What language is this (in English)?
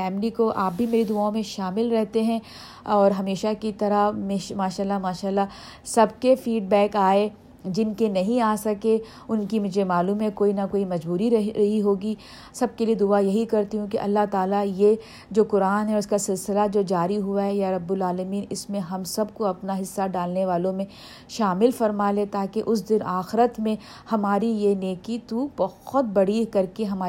Urdu